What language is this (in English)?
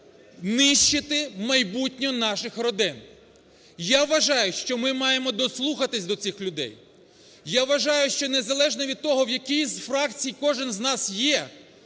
Ukrainian